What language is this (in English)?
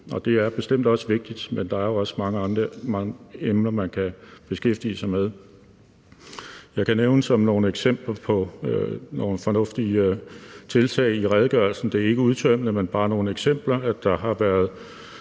Danish